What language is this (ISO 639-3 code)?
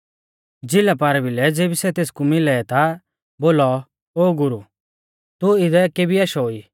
bfz